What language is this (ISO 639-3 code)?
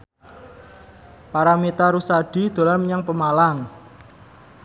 jav